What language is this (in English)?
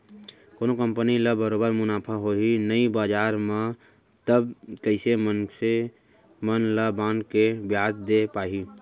Chhattisgarhi